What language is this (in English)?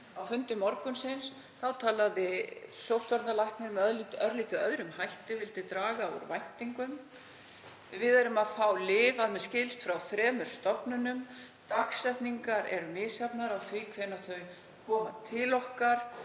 Icelandic